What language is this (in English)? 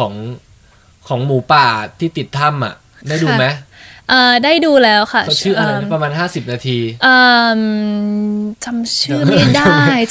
Thai